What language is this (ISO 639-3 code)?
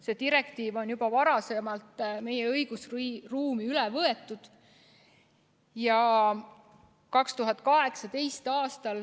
est